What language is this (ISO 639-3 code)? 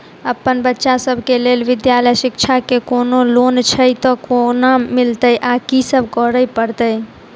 mai